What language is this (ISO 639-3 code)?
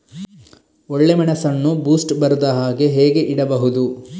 kan